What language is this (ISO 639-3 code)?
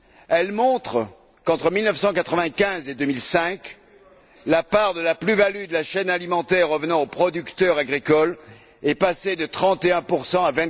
fra